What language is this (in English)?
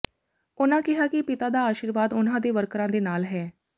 Punjabi